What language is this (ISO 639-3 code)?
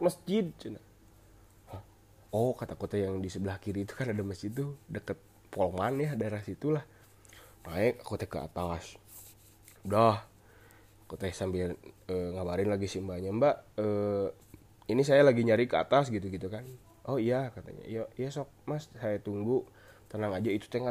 ind